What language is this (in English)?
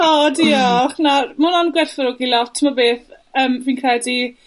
Welsh